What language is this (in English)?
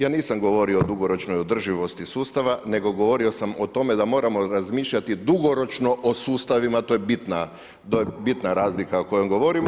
Croatian